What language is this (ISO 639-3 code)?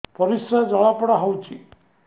ori